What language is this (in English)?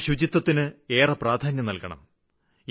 Malayalam